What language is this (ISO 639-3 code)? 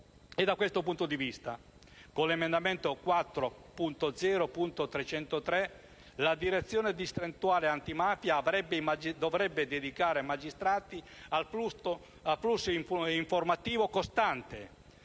ita